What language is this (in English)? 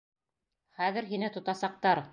Bashkir